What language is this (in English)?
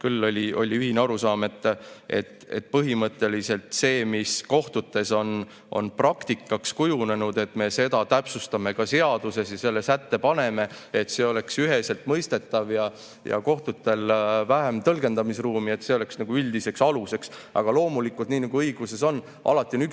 Estonian